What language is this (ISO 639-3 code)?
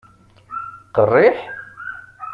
kab